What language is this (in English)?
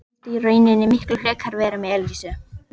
Icelandic